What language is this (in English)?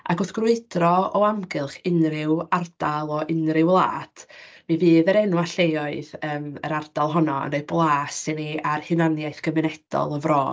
Welsh